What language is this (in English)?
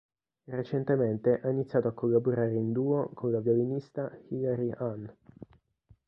Italian